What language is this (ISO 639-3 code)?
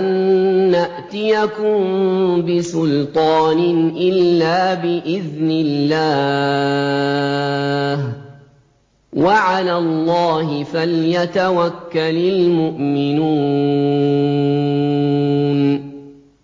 ara